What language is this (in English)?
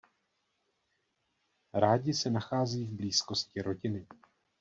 Czech